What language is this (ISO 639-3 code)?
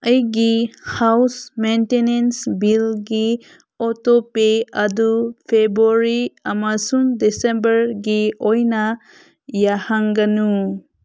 mni